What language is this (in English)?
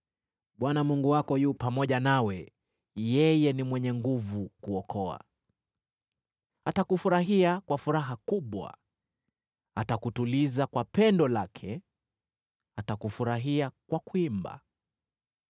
Swahili